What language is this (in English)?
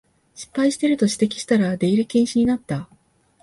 Japanese